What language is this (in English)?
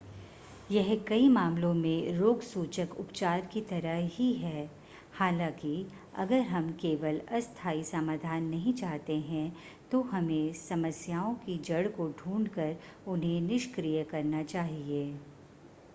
Hindi